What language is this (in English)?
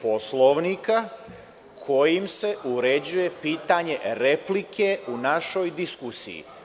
Serbian